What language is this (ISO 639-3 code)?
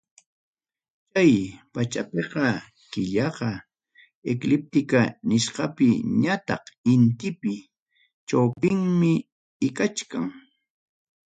quy